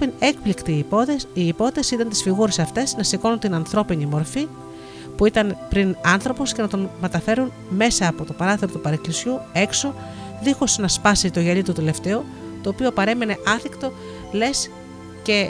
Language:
Greek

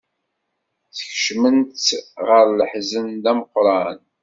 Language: Kabyle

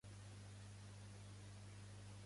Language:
Catalan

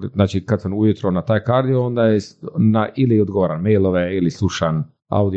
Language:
Croatian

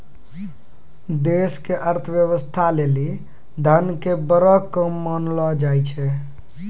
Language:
Maithili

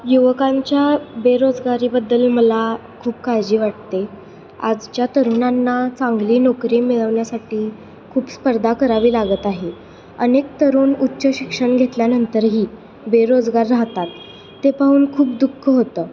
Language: Marathi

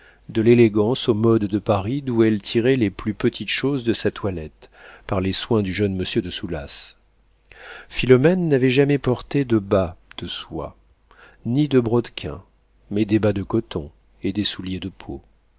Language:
French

